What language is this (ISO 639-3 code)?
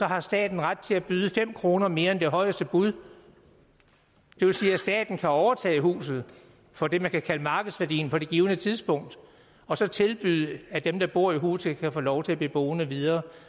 dan